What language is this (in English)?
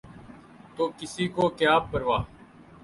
Urdu